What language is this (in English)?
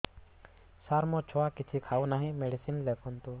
Odia